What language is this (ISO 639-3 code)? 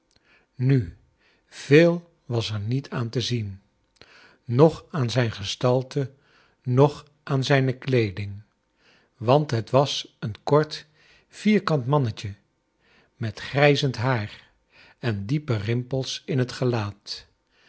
nld